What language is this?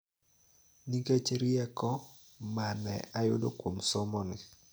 Luo (Kenya and Tanzania)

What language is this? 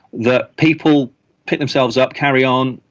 English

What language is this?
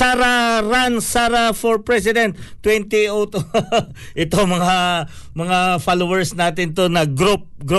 Filipino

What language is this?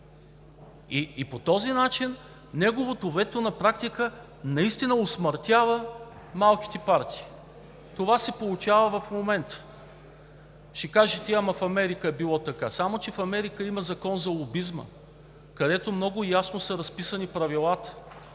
Bulgarian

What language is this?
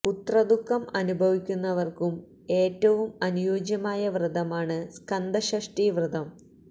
Malayalam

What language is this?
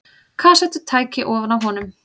Icelandic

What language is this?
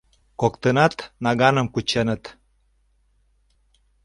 Mari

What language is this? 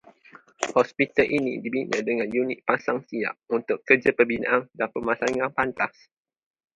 Malay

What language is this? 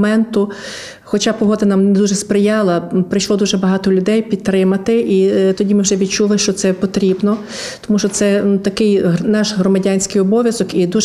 Ukrainian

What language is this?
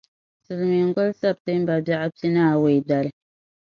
Dagbani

